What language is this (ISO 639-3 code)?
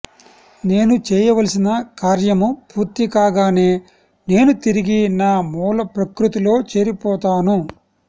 tel